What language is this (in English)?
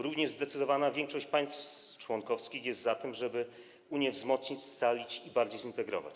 Polish